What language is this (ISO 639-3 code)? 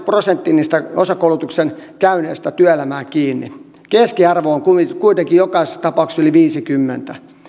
fin